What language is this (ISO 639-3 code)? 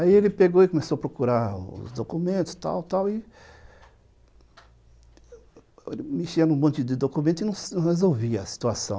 por